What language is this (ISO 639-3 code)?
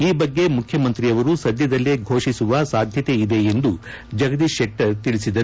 kan